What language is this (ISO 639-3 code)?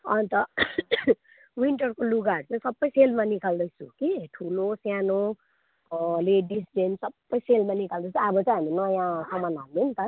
nep